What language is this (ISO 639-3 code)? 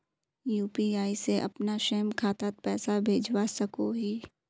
mag